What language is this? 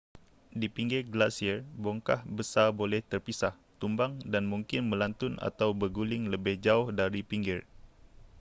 Malay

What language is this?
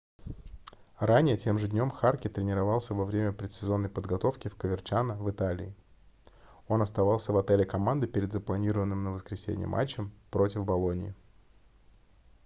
Russian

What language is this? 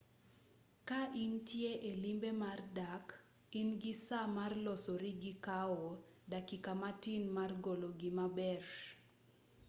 Luo (Kenya and Tanzania)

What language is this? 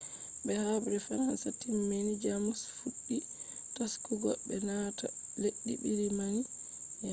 Fula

